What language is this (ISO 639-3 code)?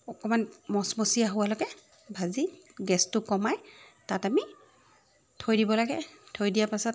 asm